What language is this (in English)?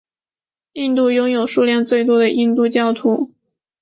Chinese